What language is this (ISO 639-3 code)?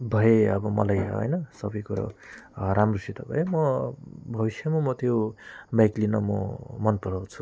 nep